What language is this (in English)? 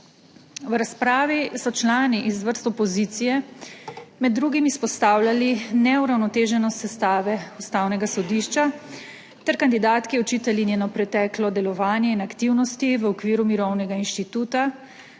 Slovenian